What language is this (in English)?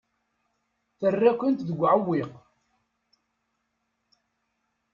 Kabyle